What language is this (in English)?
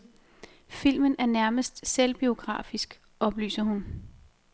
Danish